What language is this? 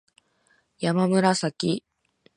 Japanese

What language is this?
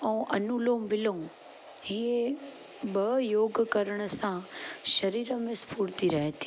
Sindhi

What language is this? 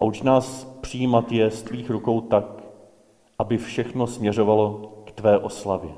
Czech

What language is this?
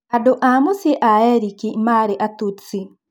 Kikuyu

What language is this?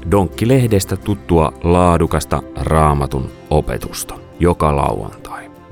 Finnish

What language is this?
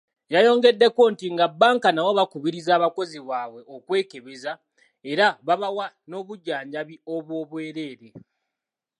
Ganda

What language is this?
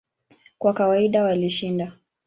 Swahili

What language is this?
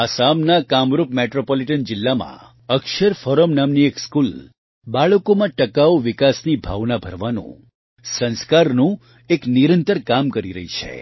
Gujarati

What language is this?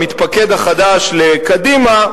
Hebrew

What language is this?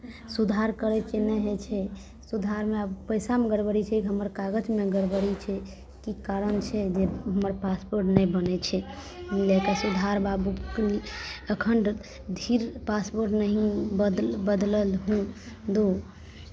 Maithili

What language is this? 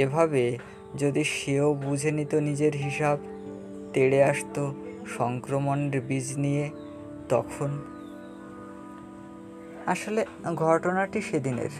Bangla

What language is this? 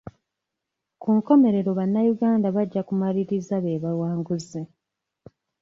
Ganda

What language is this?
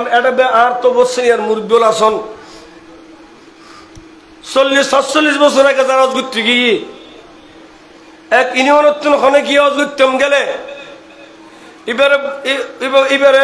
Arabic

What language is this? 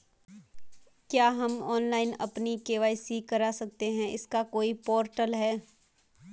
Hindi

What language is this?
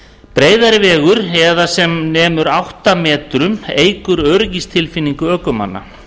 Icelandic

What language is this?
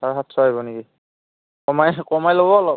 Assamese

